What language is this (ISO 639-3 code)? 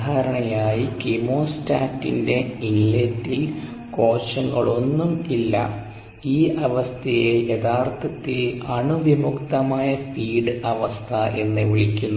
mal